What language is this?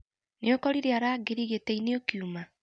Kikuyu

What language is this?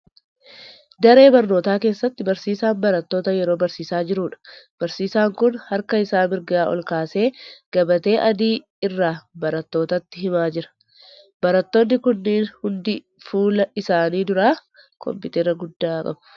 Oromo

